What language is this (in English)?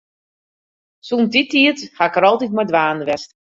Western Frisian